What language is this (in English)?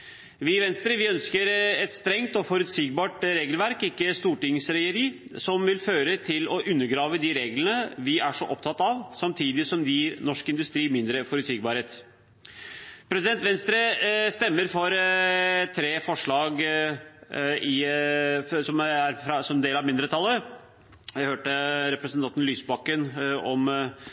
Norwegian Bokmål